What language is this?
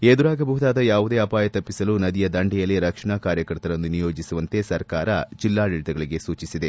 Kannada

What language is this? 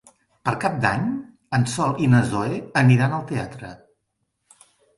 Catalan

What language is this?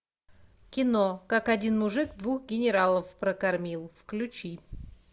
Russian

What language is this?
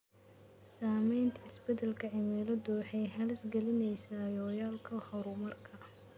Somali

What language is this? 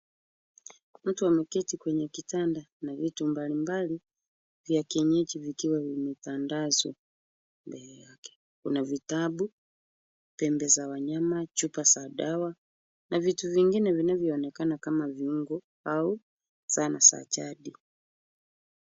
Swahili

